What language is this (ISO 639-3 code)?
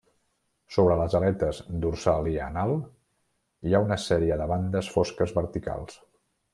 cat